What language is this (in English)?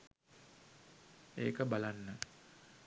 Sinhala